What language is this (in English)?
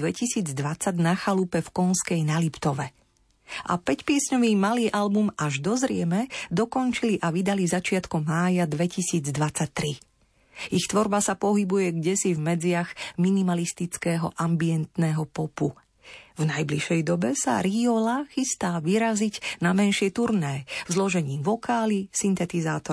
Slovak